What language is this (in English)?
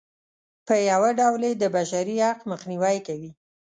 Pashto